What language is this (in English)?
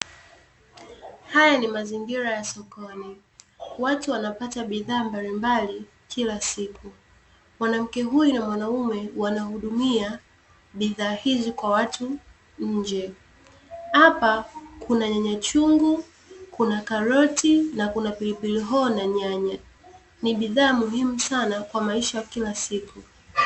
Swahili